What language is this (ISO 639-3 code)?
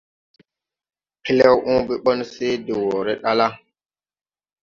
tui